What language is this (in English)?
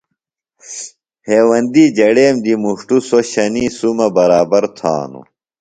Phalura